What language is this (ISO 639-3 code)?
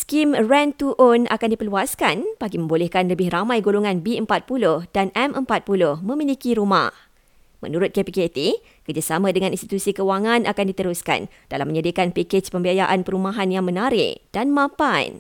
msa